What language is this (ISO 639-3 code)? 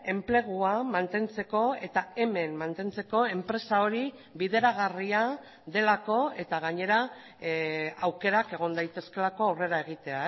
eus